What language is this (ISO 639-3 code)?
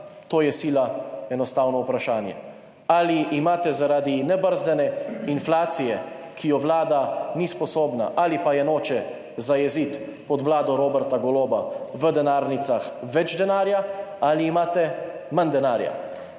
slv